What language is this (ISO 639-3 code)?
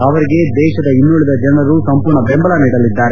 kan